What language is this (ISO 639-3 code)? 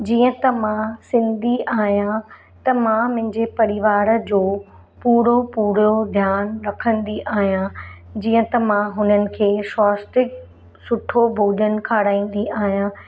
snd